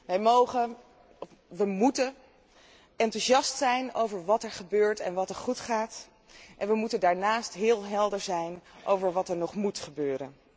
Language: Dutch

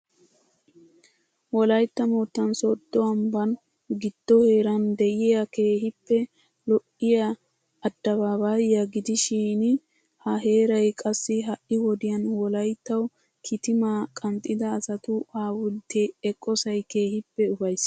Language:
Wolaytta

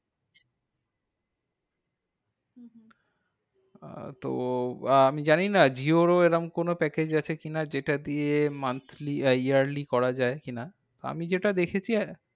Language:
Bangla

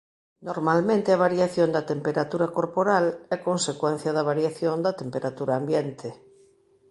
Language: Galician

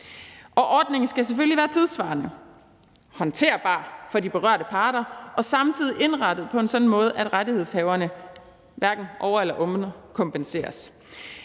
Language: Danish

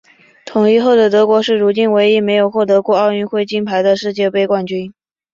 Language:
Chinese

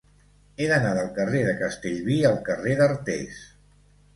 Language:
Catalan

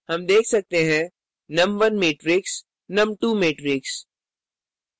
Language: Hindi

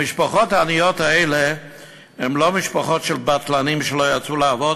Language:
Hebrew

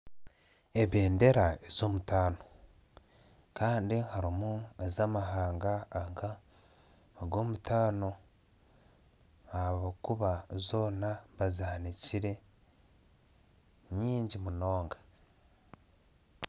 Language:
Nyankole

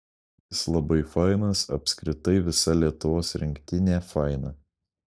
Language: Lithuanian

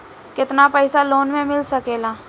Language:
Bhojpuri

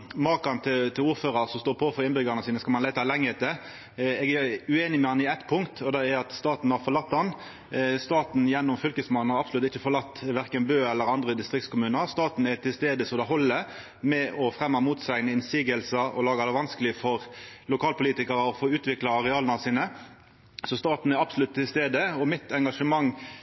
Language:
Norwegian Nynorsk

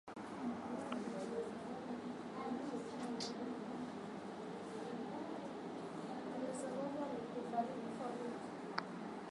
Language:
Swahili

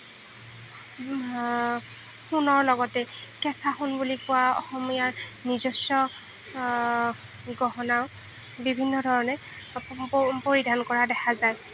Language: Assamese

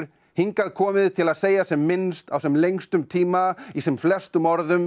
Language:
Icelandic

